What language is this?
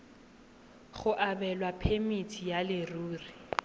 Tswana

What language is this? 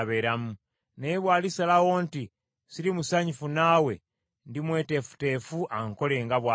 Ganda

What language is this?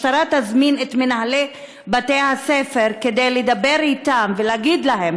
Hebrew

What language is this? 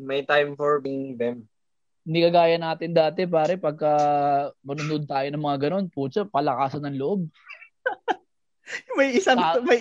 Filipino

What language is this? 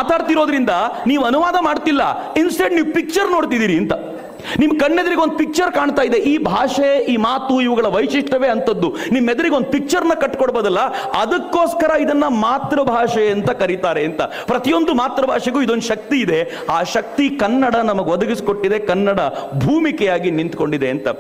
Kannada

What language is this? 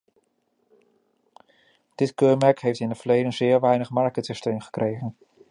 Dutch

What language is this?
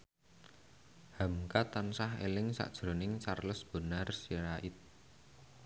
Javanese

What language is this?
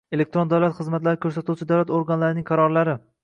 Uzbek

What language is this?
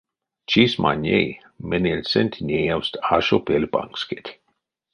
Erzya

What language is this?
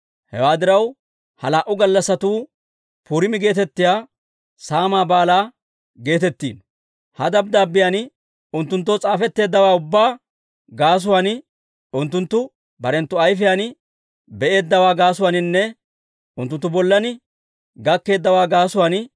Dawro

